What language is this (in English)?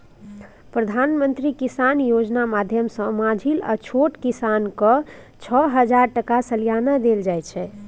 Maithili